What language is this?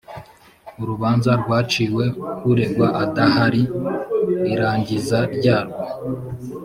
Kinyarwanda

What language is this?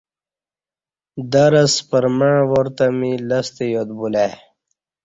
Kati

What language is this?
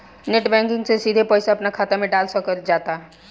Bhojpuri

